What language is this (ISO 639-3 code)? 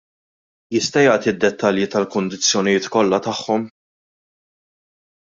mlt